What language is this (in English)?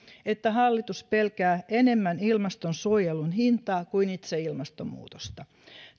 Finnish